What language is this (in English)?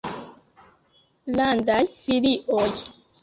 Esperanto